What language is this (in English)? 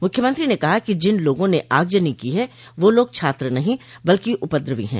Hindi